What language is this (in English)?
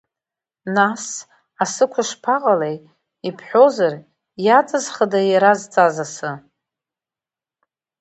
Abkhazian